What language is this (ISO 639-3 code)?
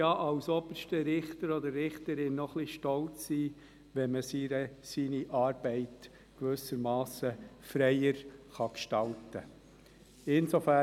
gsw